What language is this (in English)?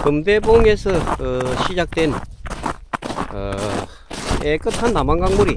Korean